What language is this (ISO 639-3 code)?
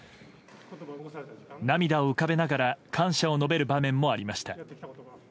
jpn